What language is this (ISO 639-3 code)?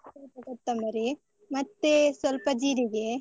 kan